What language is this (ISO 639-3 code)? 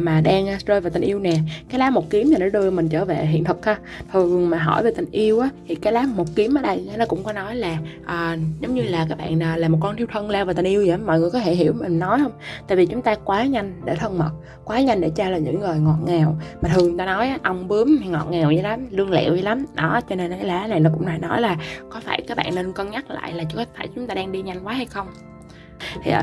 vie